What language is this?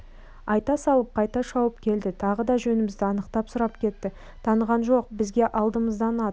Kazakh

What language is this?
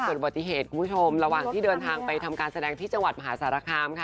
Thai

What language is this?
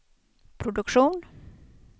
Swedish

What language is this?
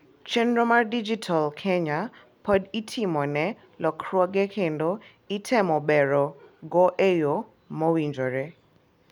Luo (Kenya and Tanzania)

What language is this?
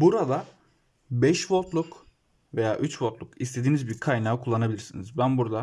Turkish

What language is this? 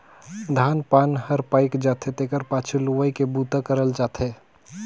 Chhattisgarhi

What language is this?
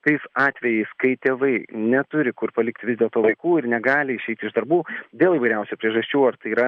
Lithuanian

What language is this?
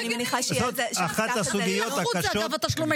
Hebrew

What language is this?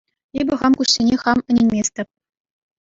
Chuvash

